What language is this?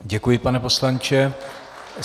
Czech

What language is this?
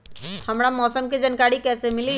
Magahi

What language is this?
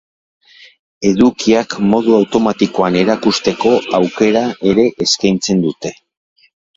Basque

